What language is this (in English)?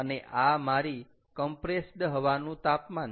Gujarati